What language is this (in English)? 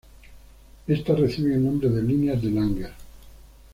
Spanish